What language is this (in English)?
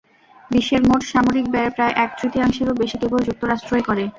Bangla